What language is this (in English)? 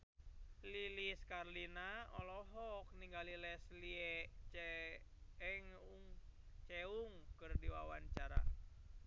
Sundanese